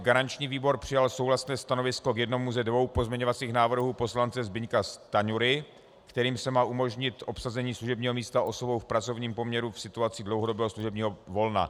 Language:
Czech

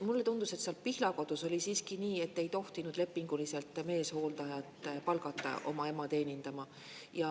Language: Estonian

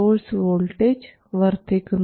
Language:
Malayalam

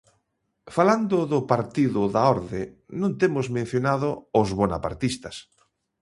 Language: Galician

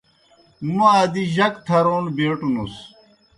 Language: Kohistani Shina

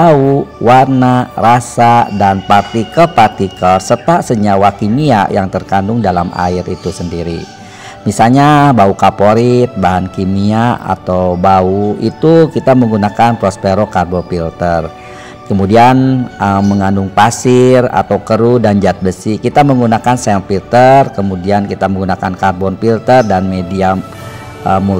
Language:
Indonesian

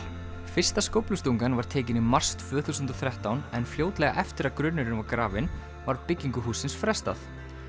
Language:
Icelandic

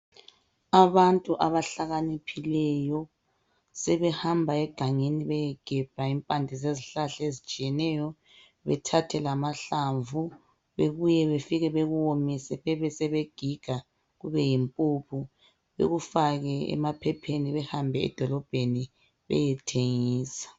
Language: North Ndebele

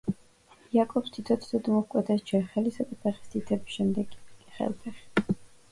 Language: Georgian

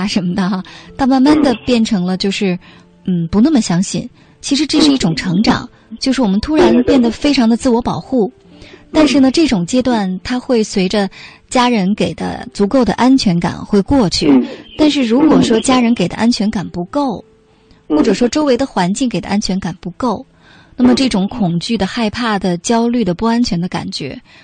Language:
Chinese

